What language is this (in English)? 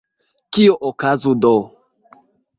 Esperanto